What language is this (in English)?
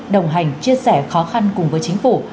Vietnamese